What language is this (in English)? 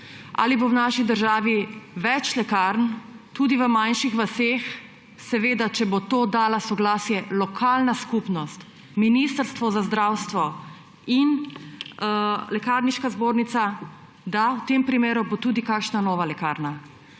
Slovenian